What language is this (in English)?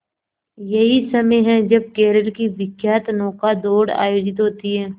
Hindi